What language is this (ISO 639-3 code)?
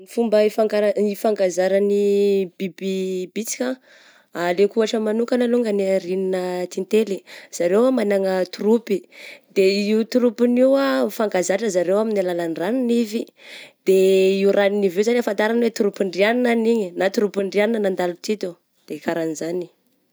bzc